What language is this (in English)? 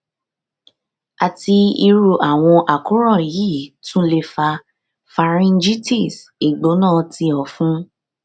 Yoruba